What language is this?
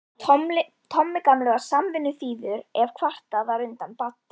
Icelandic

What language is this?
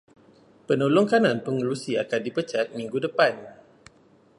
Malay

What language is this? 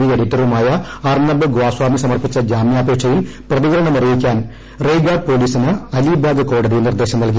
Malayalam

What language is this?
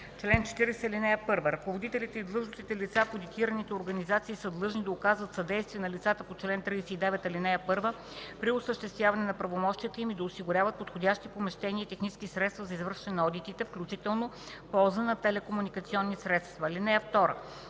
Bulgarian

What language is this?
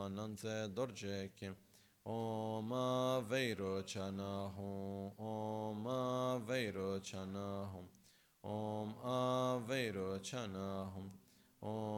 Italian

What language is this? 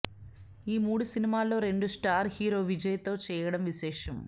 Telugu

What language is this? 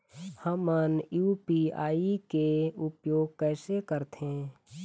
Chhattisgarhi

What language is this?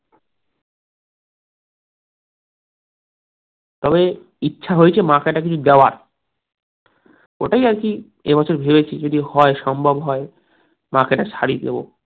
Bangla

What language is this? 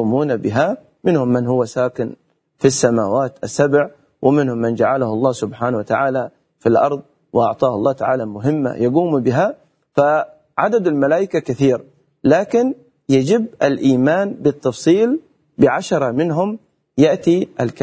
Arabic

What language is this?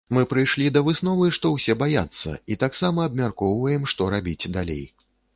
Belarusian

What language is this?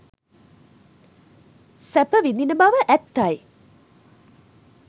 Sinhala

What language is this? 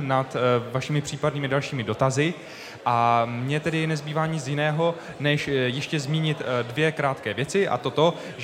Czech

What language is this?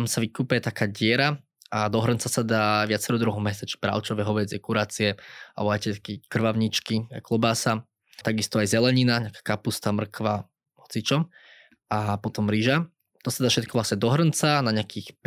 Slovak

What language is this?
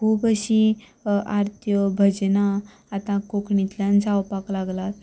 Konkani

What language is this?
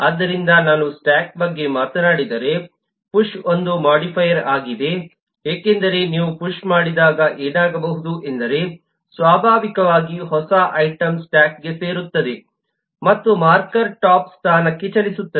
Kannada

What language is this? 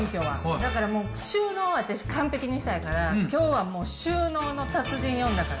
Japanese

